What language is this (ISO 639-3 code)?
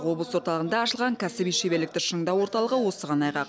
kaz